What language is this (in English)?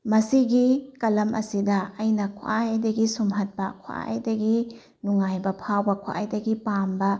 Manipuri